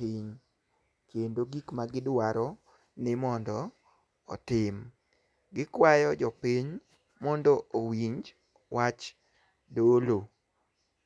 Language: Luo (Kenya and Tanzania)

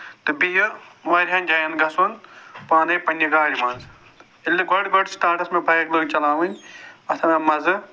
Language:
Kashmiri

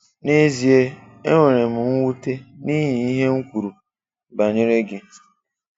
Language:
Igbo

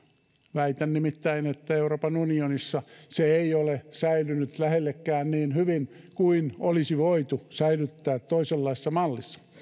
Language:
Finnish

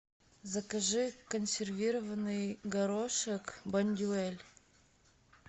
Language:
Russian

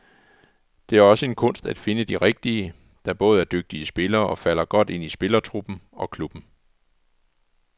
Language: Danish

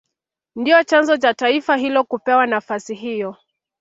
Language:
Swahili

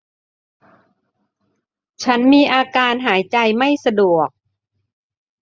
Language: Thai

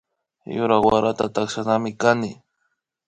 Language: Imbabura Highland Quichua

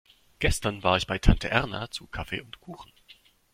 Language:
German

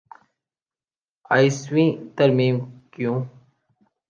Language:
Urdu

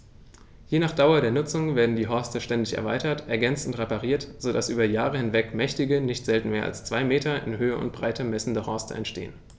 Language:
German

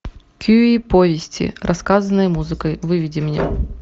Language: Russian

